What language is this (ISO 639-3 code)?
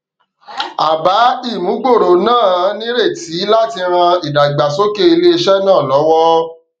yor